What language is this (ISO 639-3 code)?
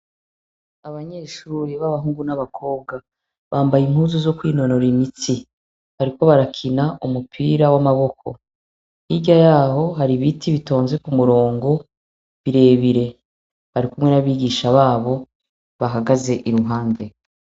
run